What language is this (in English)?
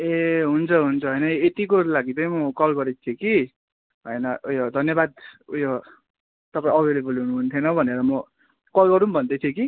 Nepali